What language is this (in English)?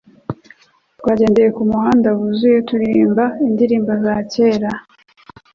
Kinyarwanda